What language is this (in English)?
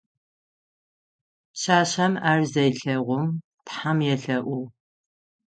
Adyghe